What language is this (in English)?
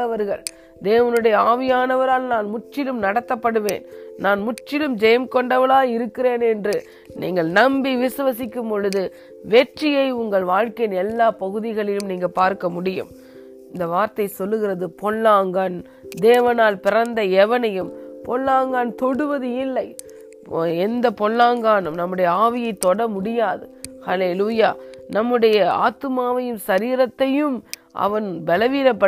Tamil